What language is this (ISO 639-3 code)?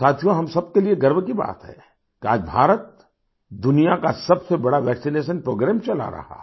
hin